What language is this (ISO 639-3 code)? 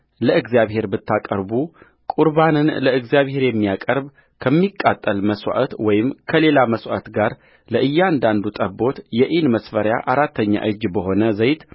amh